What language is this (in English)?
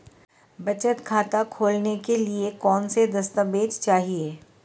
Hindi